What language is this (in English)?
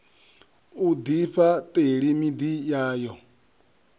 Venda